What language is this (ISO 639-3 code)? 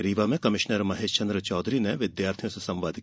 hin